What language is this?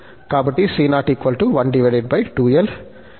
Telugu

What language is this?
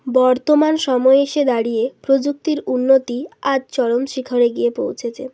Bangla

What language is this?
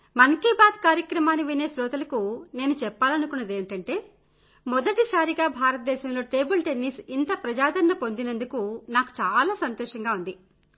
Telugu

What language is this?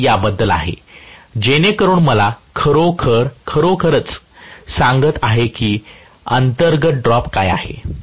Marathi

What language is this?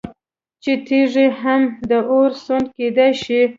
Pashto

